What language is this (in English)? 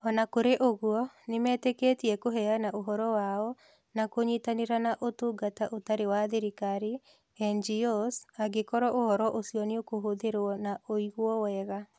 Kikuyu